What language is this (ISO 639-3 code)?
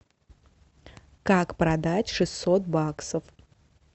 rus